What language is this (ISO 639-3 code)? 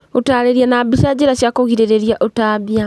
kik